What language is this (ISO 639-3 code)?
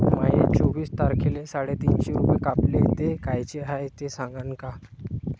mar